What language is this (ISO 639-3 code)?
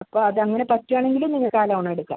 mal